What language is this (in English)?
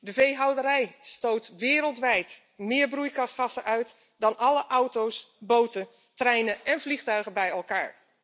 Dutch